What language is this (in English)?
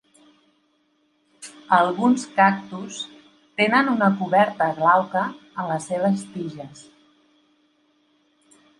Catalan